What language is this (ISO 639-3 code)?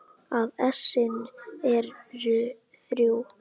isl